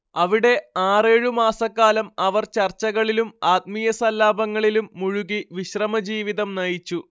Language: Malayalam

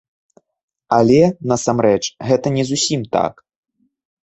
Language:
Belarusian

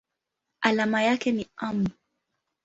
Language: Swahili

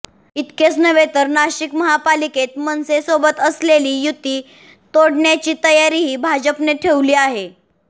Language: Marathi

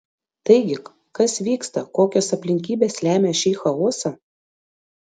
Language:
Lithuanian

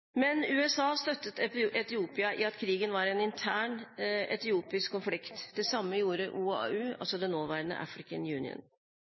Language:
Norwegian Bokmål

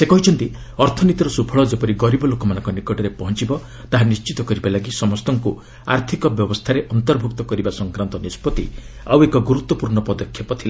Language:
Odia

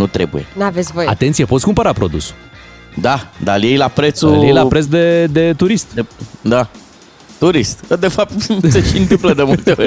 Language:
Romanian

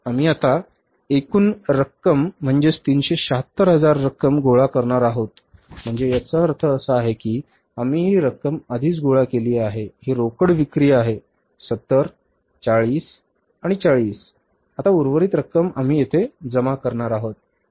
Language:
Marathi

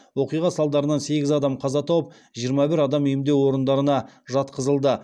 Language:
Kazakh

